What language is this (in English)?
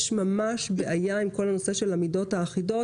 Hebrew